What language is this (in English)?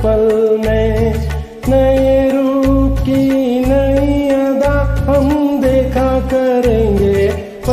Hindi